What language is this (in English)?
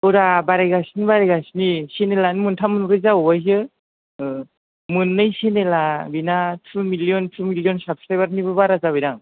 Bodo